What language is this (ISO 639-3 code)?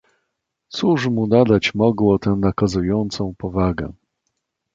pol